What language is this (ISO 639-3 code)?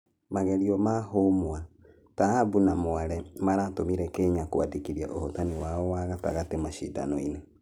kik